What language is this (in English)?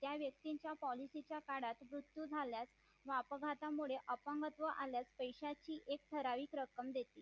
Marathi